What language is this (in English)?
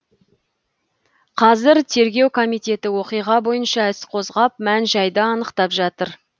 Kazakh